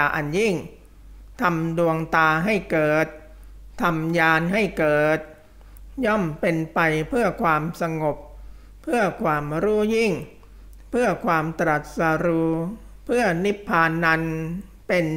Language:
Thai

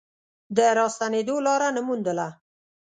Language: Pashto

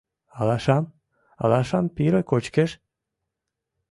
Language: Mari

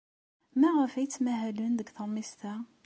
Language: Kabyle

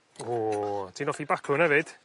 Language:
Welsh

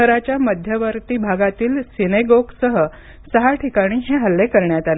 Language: Marathi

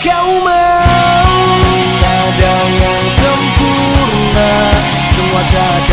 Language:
Indonesian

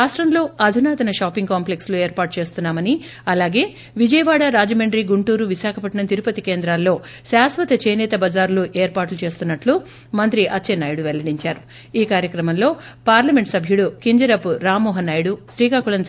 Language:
Telugu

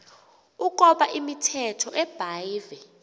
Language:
Xhosa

